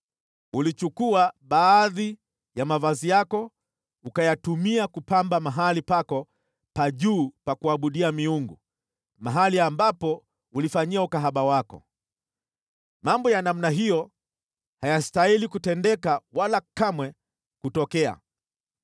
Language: Swahili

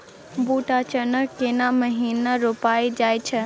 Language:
Maithili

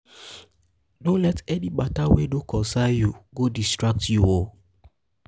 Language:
Nigerian Pidgin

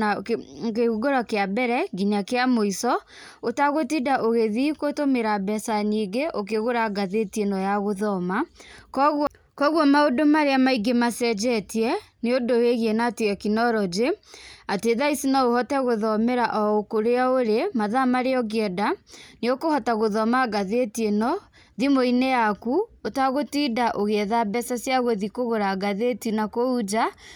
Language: Kikuyu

